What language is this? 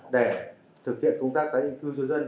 Vietnamese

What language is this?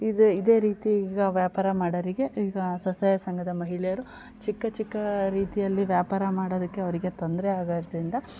Kannada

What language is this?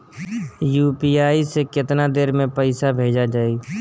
Bhojpuri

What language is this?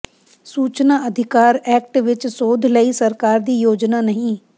Punjabi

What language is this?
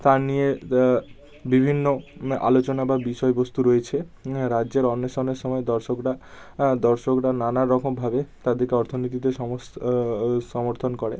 Bangla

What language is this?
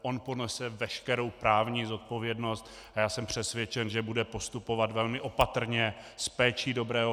Czech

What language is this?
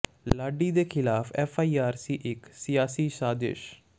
Punjabi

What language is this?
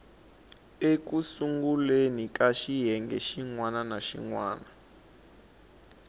Tsonga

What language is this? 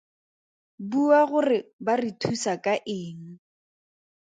Tswana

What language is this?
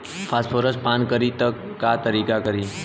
Bhojpuri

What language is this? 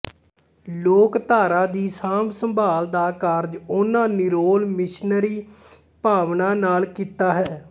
Punjabi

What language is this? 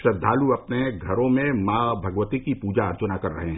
Hindi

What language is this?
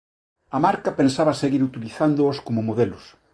Galician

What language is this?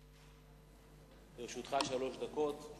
Hebrew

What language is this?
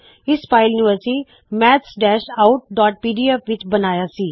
Punjabi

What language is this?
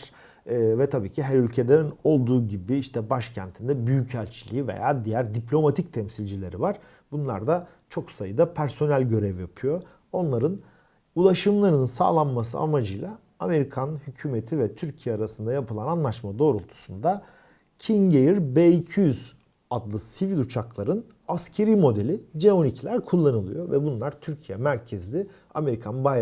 Turkish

